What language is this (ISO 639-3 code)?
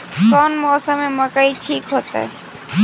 mag